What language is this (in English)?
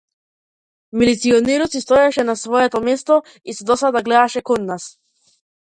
Macedonian